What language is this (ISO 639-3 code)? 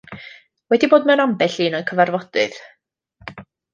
cym